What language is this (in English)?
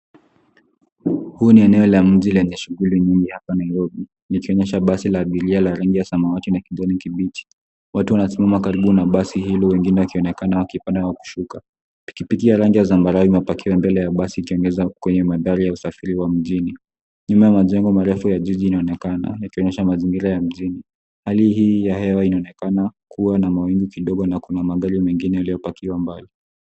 Swahili